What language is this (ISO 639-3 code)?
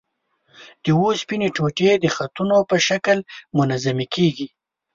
pus